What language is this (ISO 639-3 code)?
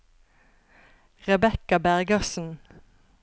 nor